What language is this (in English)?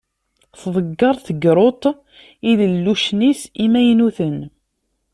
Kabyle